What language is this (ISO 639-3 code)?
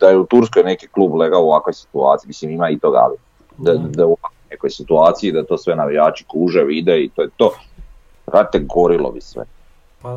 hrv